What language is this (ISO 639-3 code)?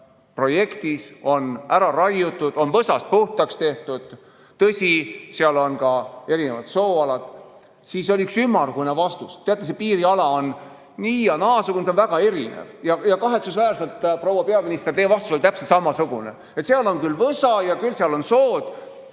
est